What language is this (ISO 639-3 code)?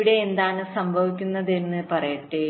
mal